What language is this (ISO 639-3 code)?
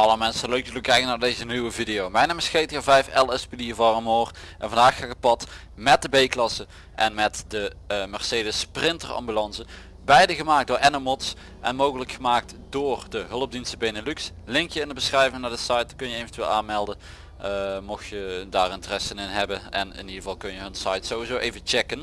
nld